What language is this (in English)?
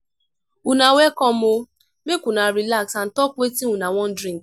Nigerian Pidgin